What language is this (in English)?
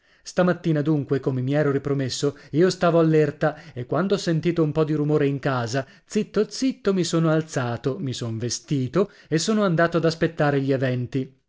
Italian